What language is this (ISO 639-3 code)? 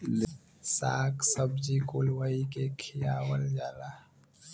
bho